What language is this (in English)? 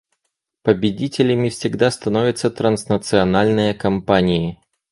Russian